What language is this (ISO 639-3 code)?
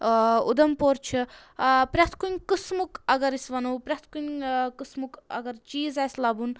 kas